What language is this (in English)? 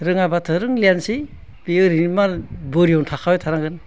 Bodo